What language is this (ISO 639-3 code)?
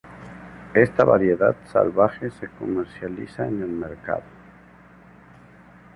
spa